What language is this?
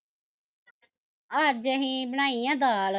Punjabi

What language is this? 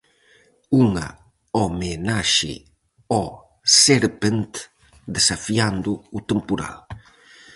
Galician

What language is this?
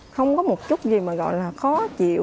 Vietnamese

